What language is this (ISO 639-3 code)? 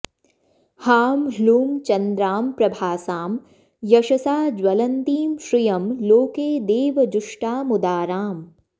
san